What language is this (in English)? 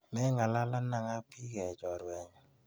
Kalenjin